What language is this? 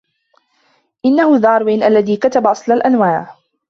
Arabic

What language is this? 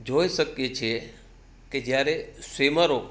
Gujarati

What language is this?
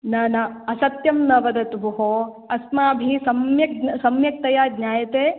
Sanskrit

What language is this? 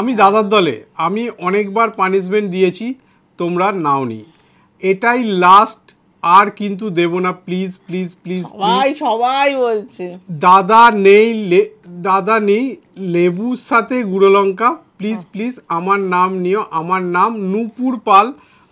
Bangla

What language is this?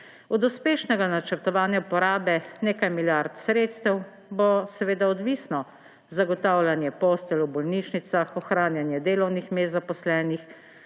Slovenian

